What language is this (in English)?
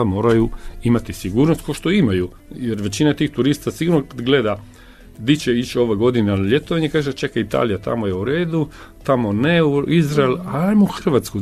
Croatian